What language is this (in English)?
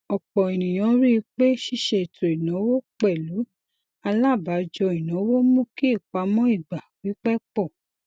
Yoruba